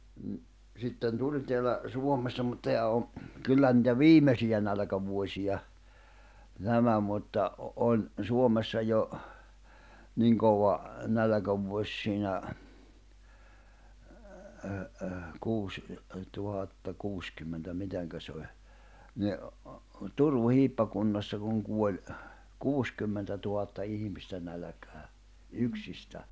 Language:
Finnish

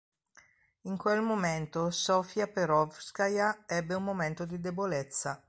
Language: Italian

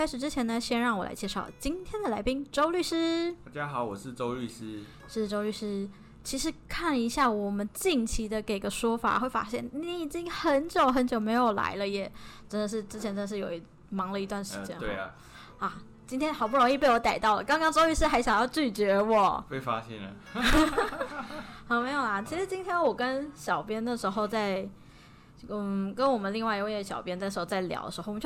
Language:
Chinese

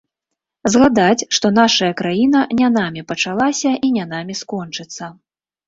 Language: Belarusian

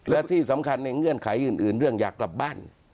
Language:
Thai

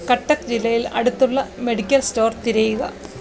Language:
Malayalam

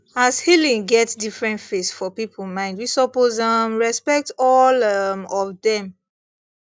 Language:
Nigerian Pidgin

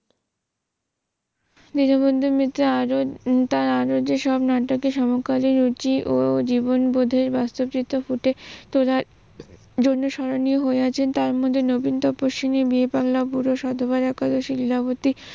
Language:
Bangla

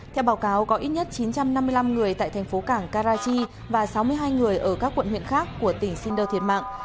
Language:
Vietnamese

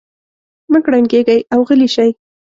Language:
Pashto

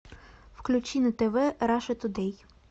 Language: Russian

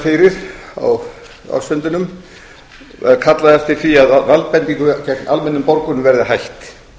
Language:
Icelandic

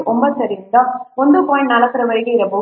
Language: Kannada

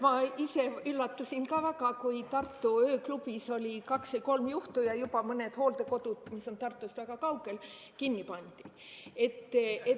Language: Estonian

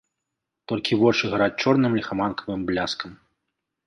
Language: Belarusian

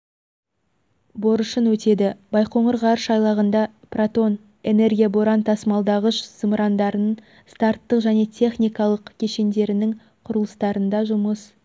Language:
Kazakh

